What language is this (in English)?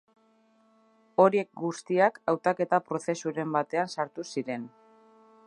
Basque